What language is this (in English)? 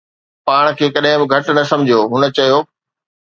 Sindhi